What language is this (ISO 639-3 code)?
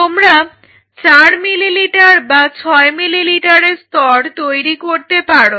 ben